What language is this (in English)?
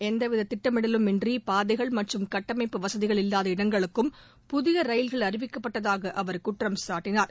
Tamil